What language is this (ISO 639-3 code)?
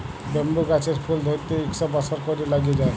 ben